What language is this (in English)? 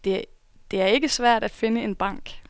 Danish